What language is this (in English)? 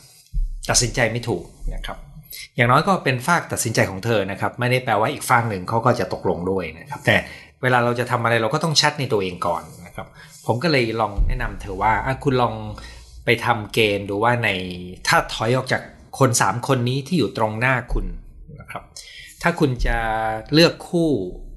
Thai